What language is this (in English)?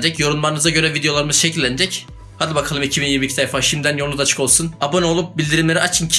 Turkish